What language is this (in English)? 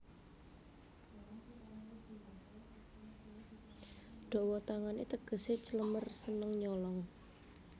Javanese